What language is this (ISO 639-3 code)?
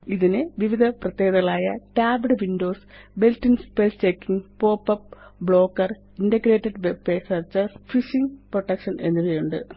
mal